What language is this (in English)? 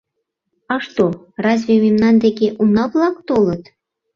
Mari